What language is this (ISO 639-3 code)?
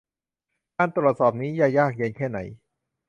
tha